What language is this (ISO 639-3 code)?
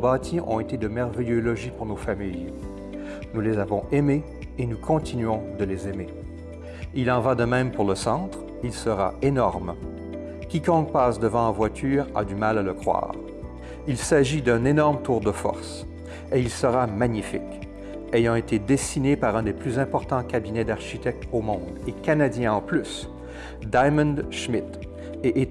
fra